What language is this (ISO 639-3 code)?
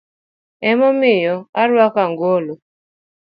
luo